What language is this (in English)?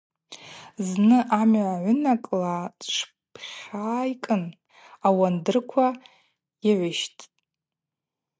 Abaza